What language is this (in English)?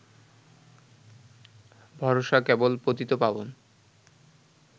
Bangla